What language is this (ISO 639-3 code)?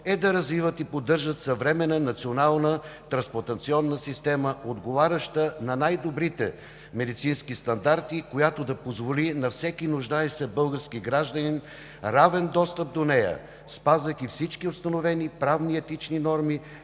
bul